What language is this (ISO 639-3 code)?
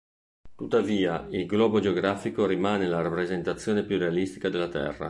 ita